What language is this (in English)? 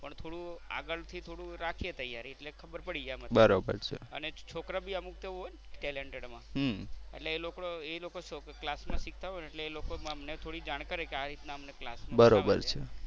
Gujarati